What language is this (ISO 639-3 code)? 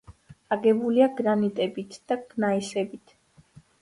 kat